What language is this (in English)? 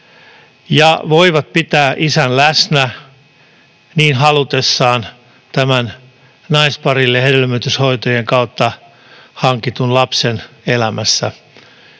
Finnish